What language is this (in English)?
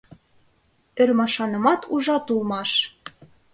Mari